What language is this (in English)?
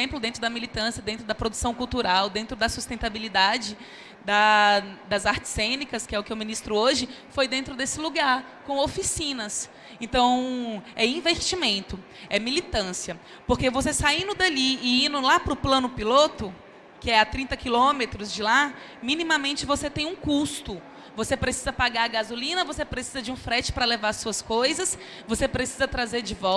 Portuguese